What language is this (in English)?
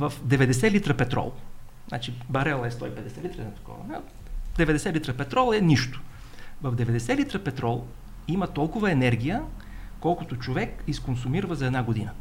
Bulgarian